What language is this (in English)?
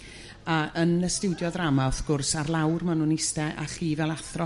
Welsh